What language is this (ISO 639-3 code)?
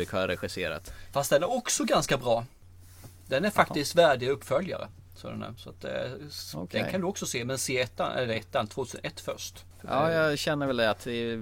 swe